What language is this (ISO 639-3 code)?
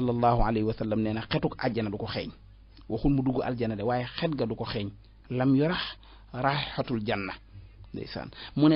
ara